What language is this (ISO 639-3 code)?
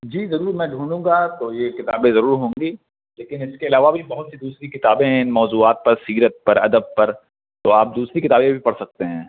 urd